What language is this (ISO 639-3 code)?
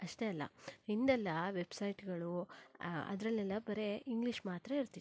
kan